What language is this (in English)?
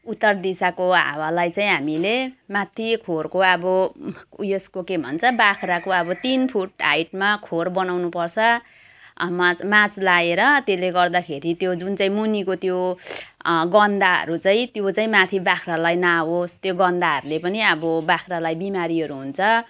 Nepali